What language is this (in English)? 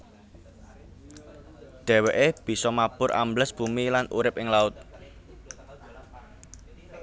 Javanese